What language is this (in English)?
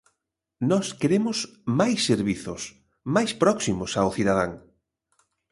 Galician